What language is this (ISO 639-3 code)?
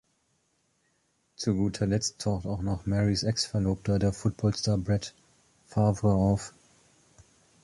deu